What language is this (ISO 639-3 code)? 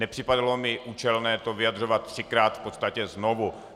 ces